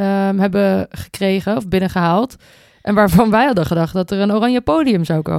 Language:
Dutch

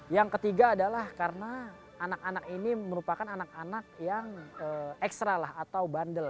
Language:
Indonesian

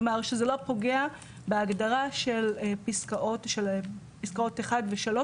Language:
Hebrew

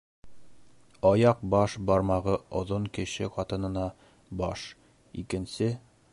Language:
Bashkir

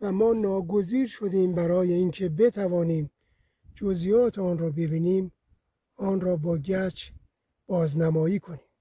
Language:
Persian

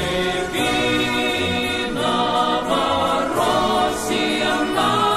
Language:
Ukrainian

